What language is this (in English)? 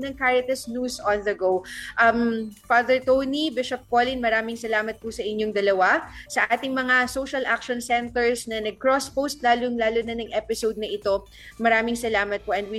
Filipino